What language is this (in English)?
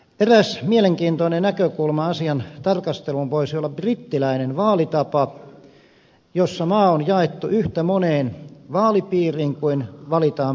Finnish